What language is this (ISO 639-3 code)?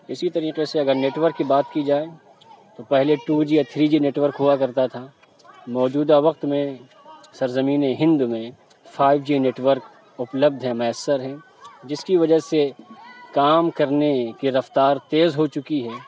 urd